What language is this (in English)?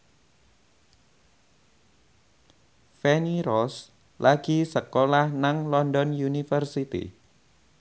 Javanese